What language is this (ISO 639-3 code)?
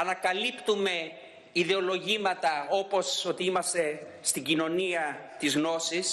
ell